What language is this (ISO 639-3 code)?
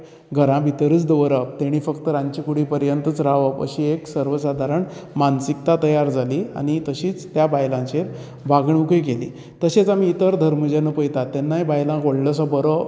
kok